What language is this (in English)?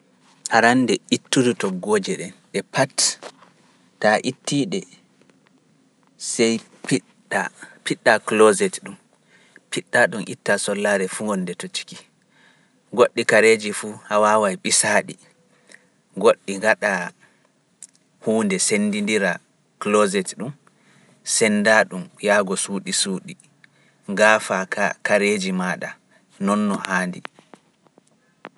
Pular